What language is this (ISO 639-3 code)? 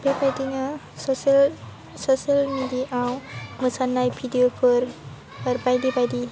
brx